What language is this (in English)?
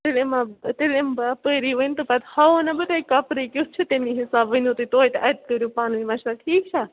Kashmiri